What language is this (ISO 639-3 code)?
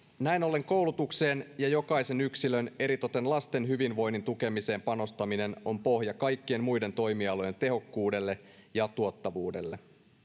fin